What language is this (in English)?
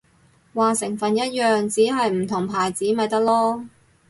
Cantonese